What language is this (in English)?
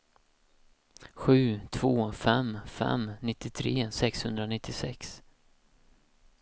Swedish